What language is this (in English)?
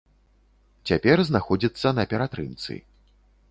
Belarusian